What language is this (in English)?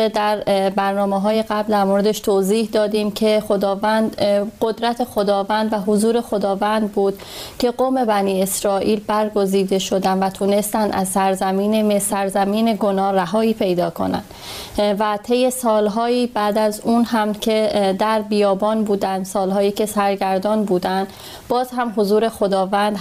Persian